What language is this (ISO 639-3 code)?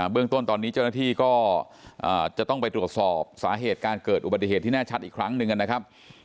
tha